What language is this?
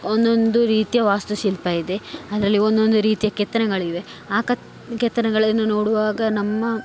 Kannada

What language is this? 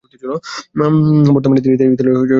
Bangla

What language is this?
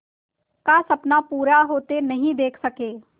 Hindi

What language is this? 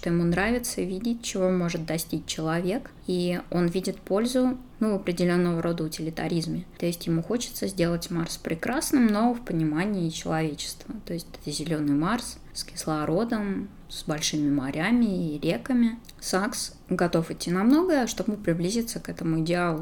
Russian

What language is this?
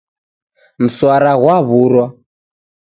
Taita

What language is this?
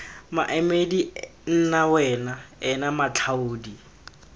Tswana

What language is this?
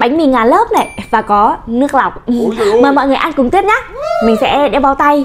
Vietnamese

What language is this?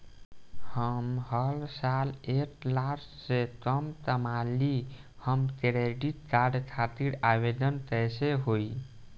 Bhojpuri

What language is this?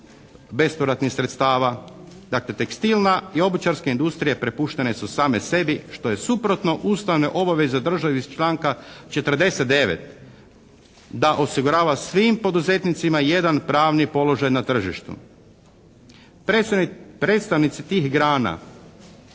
Croatian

